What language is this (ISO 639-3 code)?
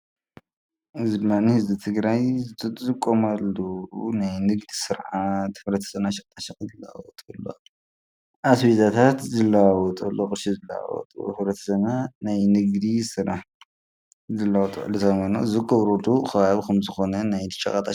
tir